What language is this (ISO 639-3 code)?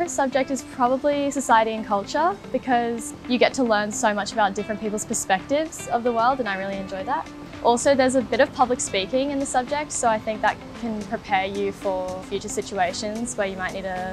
eng